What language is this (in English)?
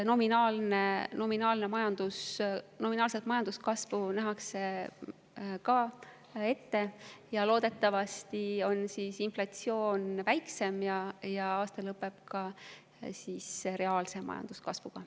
Estonian